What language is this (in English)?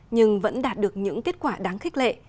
Vietnamese